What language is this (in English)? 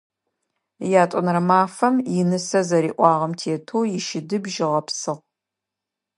Adyghe